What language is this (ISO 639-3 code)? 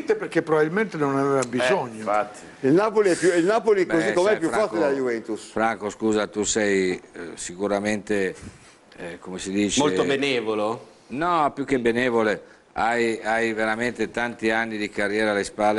ita